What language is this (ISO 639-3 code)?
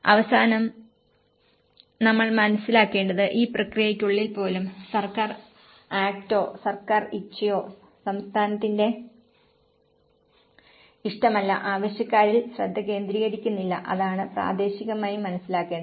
mal